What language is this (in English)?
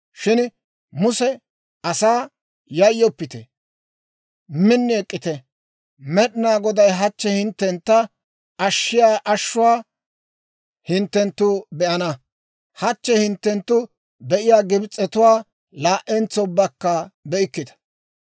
Dawro